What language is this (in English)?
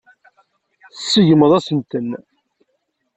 Kabyle